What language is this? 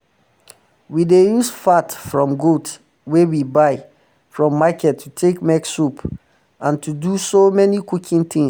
Nigerian Pidgin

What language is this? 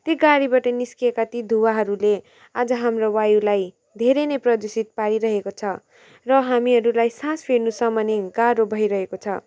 Nepali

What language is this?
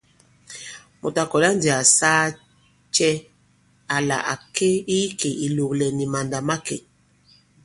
Bankon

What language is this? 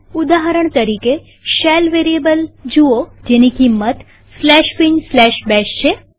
Gujarati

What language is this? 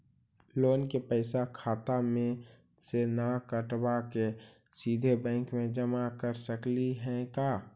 Magahi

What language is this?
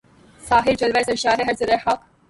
Urdu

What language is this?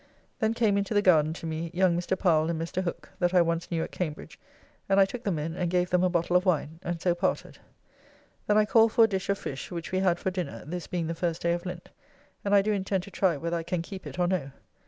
English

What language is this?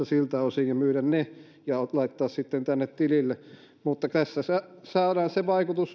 Finnish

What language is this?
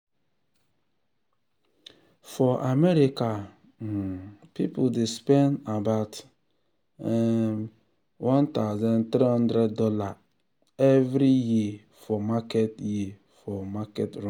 Nigerian Pidgin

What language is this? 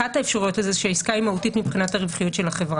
Hebrew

